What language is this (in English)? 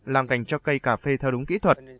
Vietnamese